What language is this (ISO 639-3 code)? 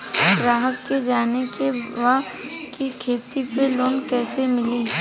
bho